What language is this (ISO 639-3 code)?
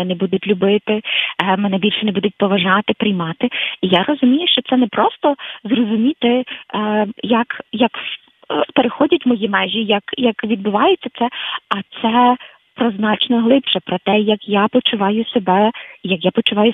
ukr